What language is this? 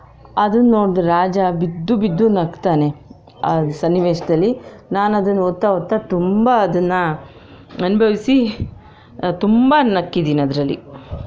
Kannada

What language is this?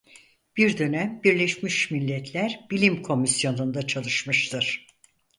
Turkish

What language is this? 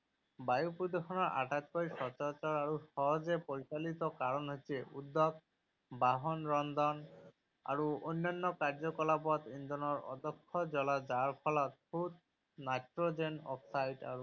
Assamese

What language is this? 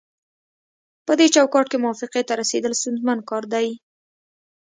Pashto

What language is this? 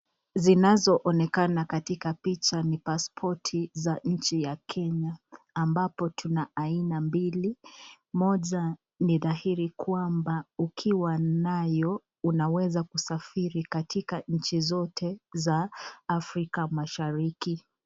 Swahili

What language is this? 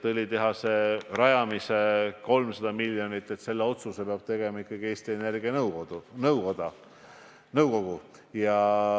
Estonian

